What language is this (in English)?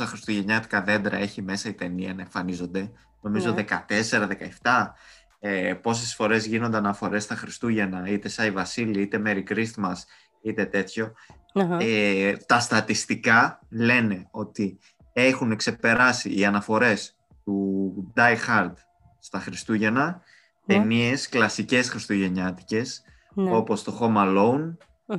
Greek